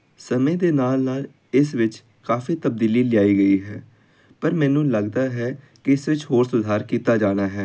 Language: Punjabi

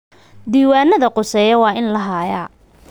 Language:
Somali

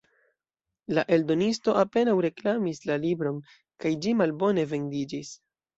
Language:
Esperanto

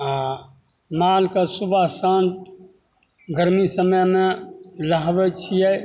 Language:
Maithili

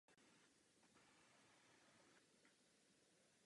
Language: Czech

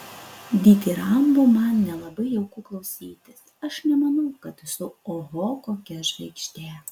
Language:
Lithuanian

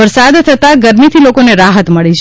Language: Gujarati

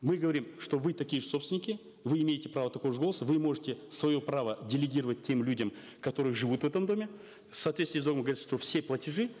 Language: Kazakh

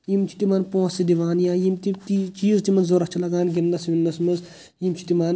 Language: Kashmiri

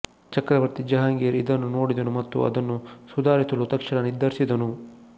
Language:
Kannada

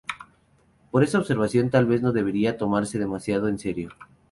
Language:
Spanish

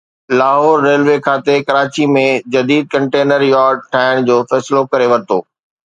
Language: Sindhi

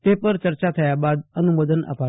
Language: Gujarati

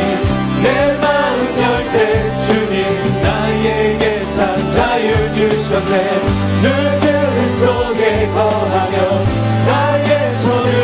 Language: Korean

